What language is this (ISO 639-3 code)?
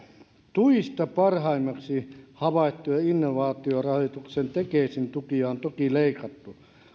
fin